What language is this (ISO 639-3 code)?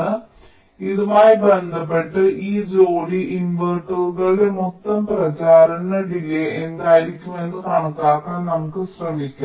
mal